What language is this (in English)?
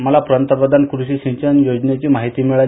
Marathi